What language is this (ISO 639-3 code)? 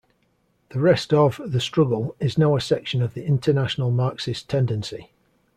eng